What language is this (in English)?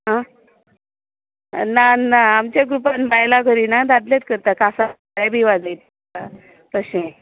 Konkani